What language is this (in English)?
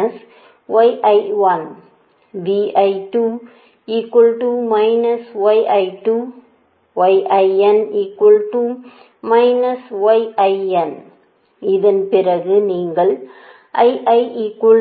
Tamil